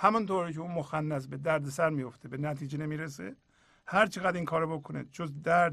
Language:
Persian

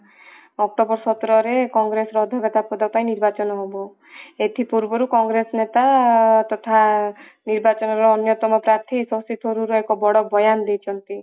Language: Odia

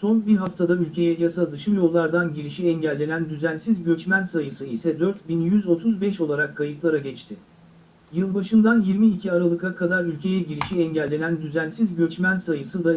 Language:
Turkish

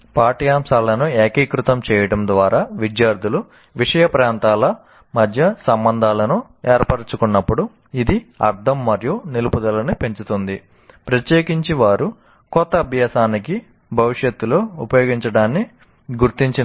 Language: Telugu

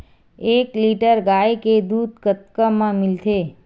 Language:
Chhattisgarhi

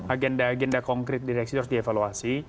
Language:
Indonesian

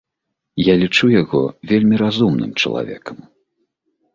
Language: Belarusian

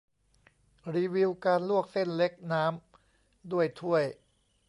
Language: Thai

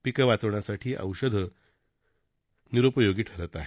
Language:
Marathi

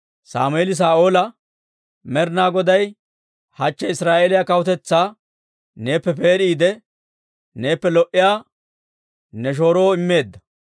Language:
Dawro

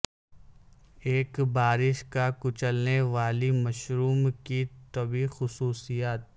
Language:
Urdu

